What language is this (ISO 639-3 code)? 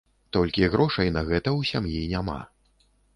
bel